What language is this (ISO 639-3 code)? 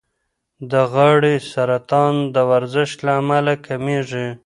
pus